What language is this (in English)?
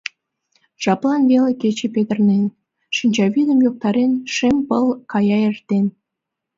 Mari